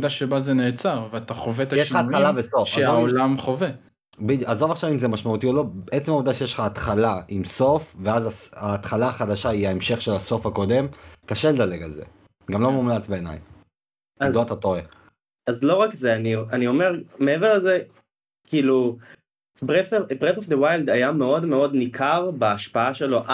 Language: Hebrew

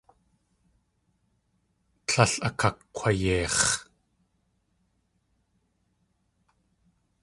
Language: Tlingit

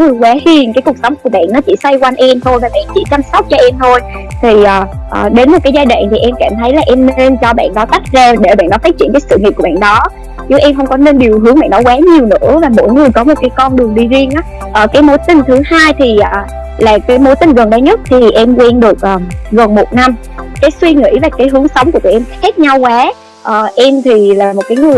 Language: Vietnamese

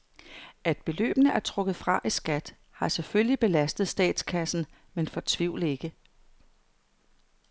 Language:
Danish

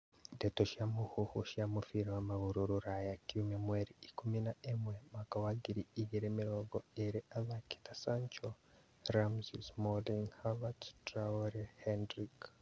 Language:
Kikuyu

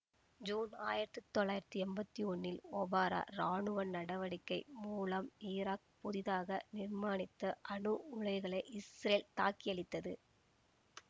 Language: Tamil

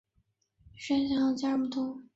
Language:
Chinese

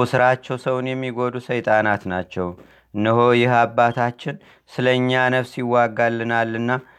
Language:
Amharic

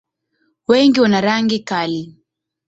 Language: Swahili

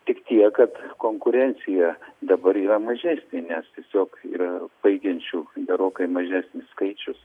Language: Lithuanian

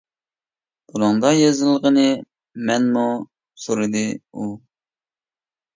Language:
Uyghur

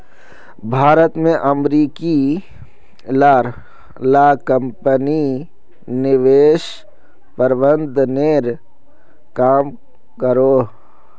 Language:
Magahi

